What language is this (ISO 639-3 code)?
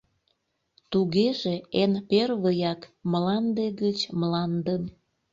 chm